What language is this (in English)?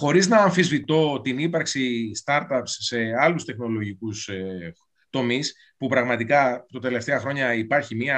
Greek